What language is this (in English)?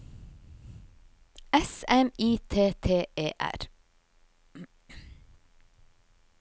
Norwegian